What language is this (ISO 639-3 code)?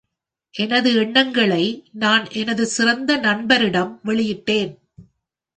tam